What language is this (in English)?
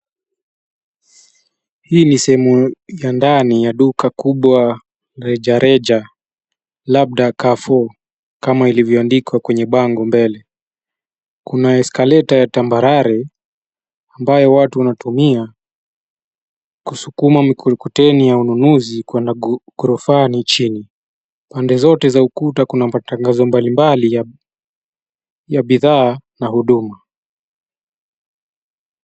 Swahili